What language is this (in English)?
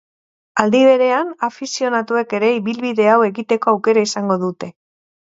Basque